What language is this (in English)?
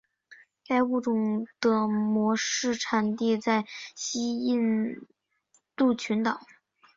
Chinese